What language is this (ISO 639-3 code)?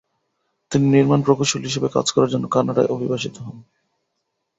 ben